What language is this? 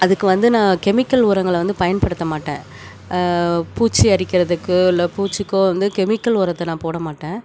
Tamil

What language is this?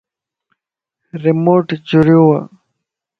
Lasi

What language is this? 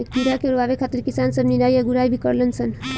Bhojpuri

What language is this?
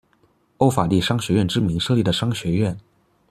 Chinese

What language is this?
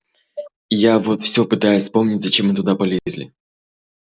Russian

